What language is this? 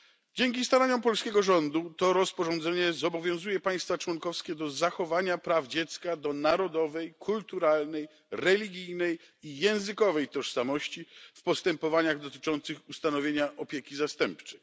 Polish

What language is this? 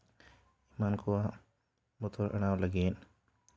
Santali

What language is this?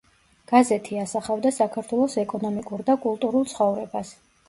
Georgian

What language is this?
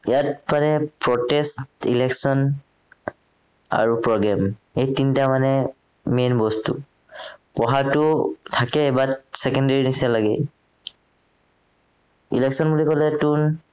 Assamese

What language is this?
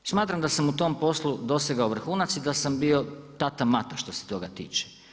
Croatian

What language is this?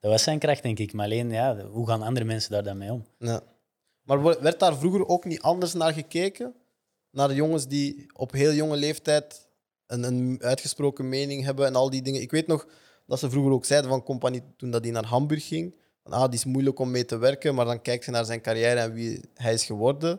Dutch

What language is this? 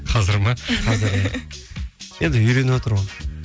Kazakh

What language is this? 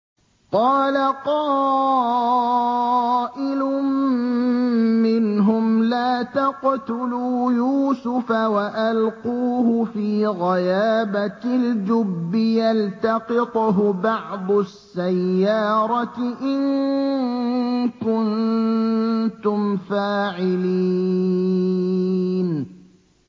Arabic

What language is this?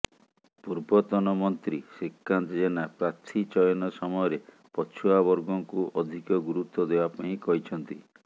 Odia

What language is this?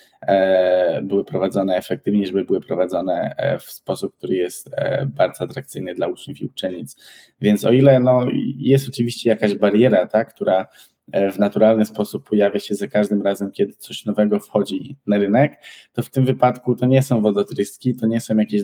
Polish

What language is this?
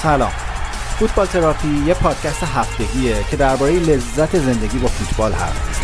Persian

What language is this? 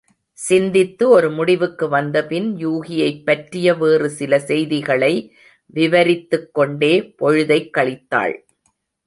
Tamil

